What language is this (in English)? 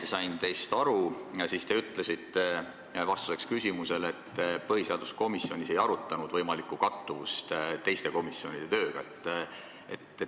Estonian